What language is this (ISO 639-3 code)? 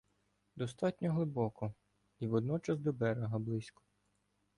ukr